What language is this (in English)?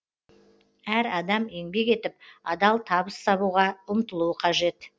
Kazakh